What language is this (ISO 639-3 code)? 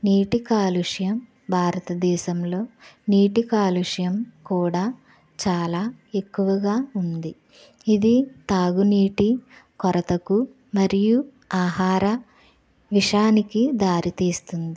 tel